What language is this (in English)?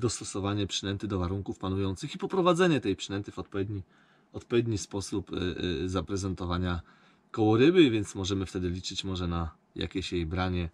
Polish